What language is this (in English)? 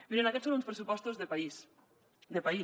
Catalan